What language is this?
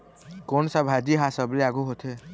Chhattisgarhi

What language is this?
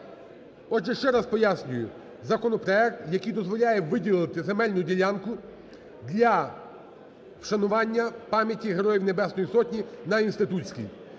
Ukrainian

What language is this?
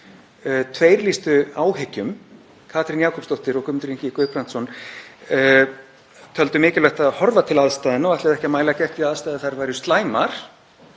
Icelandic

